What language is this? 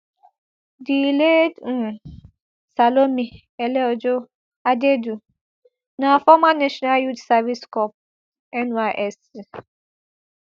Nigerian Pidgin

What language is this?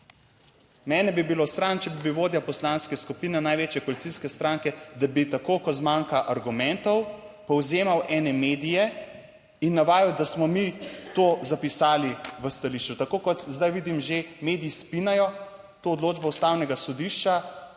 Slovenian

